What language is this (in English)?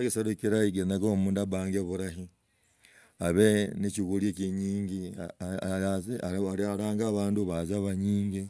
Logooli